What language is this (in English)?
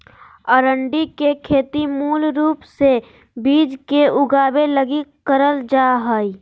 Magahi